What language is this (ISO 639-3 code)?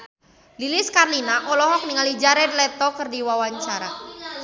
sun